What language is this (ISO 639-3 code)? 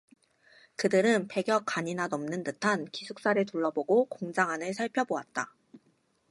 kor